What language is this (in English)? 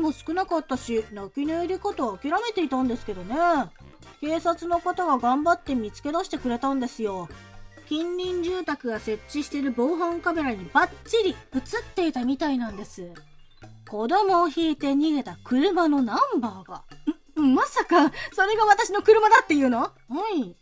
Japanese